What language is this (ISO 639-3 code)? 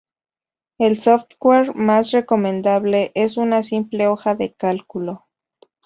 spa